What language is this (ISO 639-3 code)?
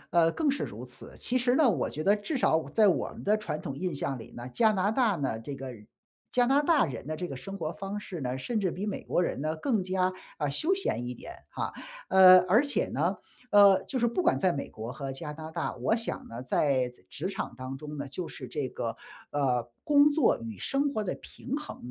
zho